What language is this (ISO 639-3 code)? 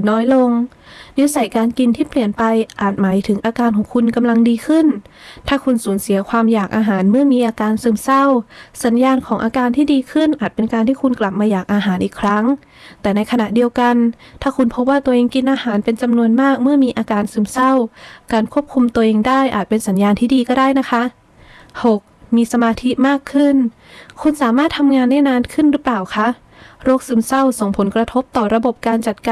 tha